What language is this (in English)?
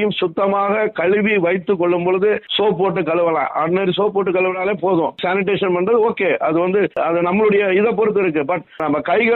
Tamil